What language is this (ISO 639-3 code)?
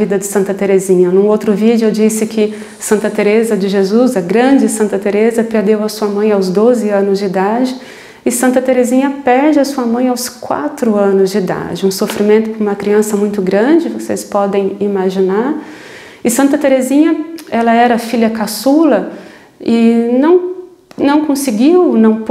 por